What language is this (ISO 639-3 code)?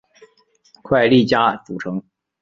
zho